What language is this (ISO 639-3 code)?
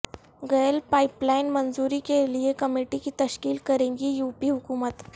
urd